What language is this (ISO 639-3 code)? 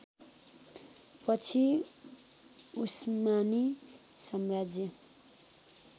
nep